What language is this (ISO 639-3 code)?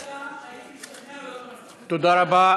heb